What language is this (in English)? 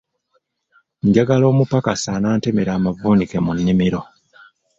Ganda